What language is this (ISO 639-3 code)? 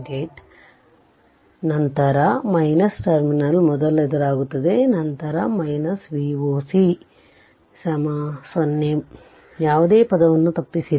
kan